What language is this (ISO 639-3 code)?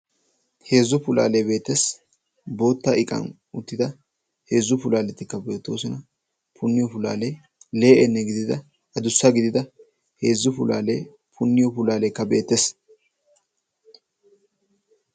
wal